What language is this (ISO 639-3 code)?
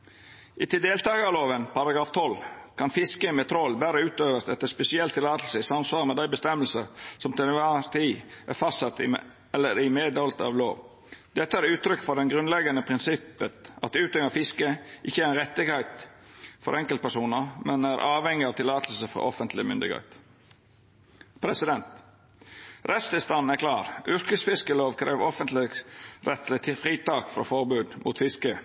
nno